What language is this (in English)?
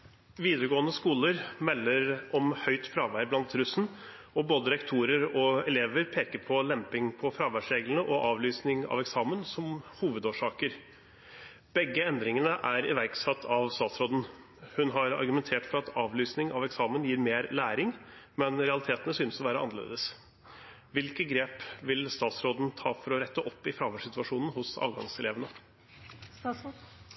Norwegian Bokmål